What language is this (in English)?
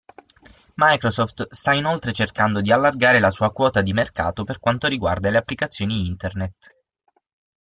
Italian